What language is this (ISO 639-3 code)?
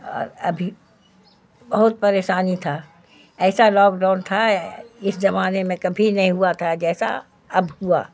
urd